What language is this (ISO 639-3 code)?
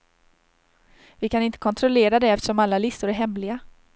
swe